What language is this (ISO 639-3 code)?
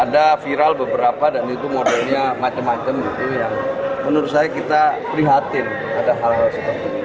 ind